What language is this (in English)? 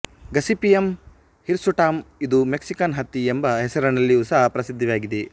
Kannada